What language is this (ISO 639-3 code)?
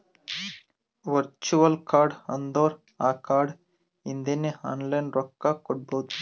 kan